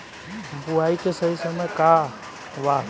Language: Bhojpuri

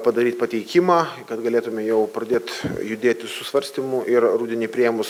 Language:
Lithuanian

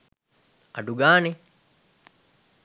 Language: Sinhala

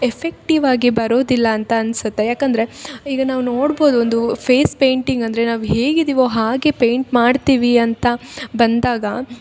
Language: Kannada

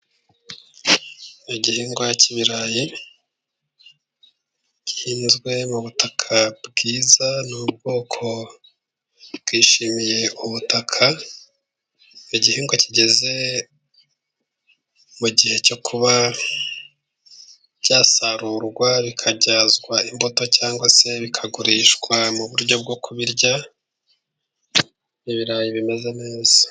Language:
Kinyarwanda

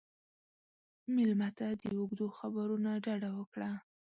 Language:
Pashto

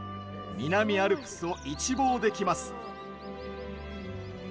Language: Japanese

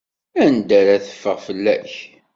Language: Kabyle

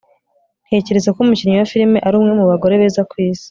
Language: Kinyarwanda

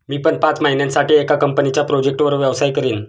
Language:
Marathi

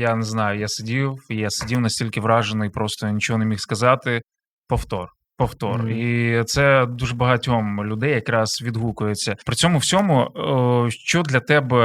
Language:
Ukrainian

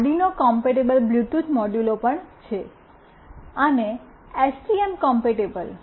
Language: Gujarati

